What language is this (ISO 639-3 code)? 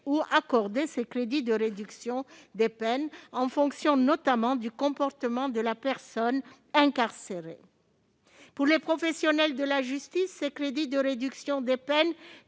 fra